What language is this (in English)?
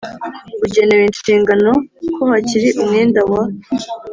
Kinyarwanda